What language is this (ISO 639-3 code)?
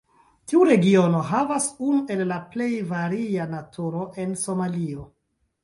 epo